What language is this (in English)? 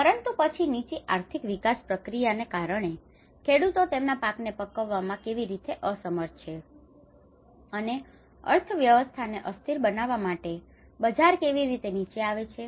Gujarati